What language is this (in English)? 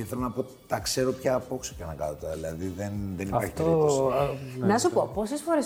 Greek